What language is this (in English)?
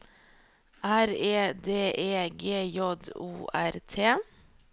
Norwegian